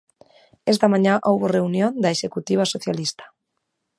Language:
Galician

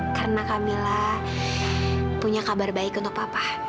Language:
Indonesian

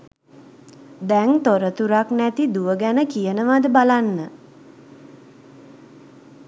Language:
Sinhala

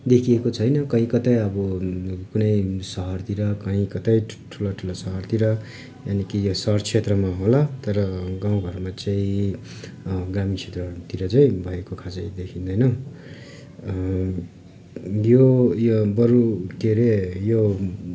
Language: Nepali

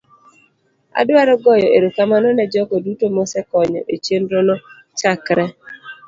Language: Luo (Kenya and Tanzania)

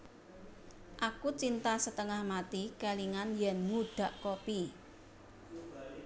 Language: Javanese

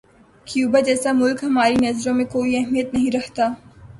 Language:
Urdu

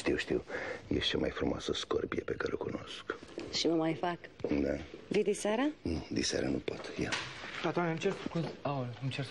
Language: Romanian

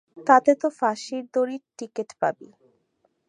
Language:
Bangla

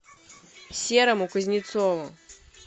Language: Russian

